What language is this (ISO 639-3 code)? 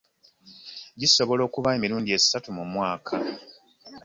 lug